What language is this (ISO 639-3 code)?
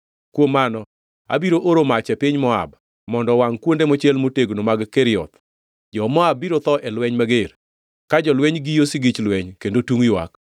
luo